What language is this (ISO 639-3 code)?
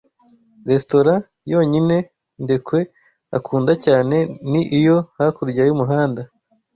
kin